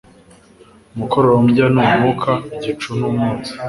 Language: Kinyarwanda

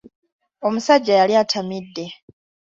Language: Ganda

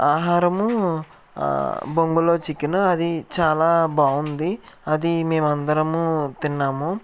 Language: Telugu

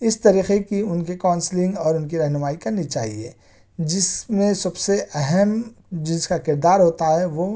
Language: Urdu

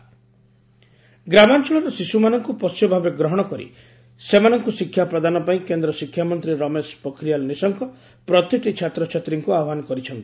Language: Odia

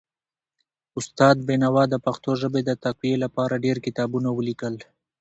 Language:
Pashto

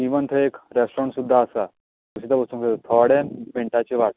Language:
Konkani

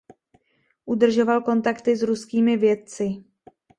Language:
Czech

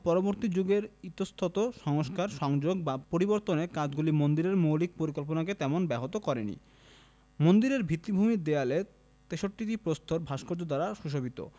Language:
Bangla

